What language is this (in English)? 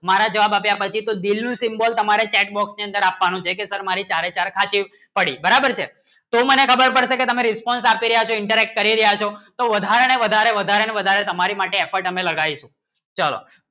Gujarati